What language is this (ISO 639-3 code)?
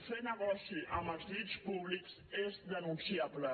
cat